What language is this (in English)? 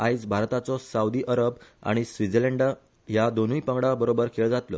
Konkani